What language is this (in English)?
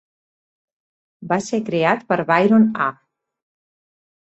Catalan